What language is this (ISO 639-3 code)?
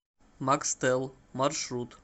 rus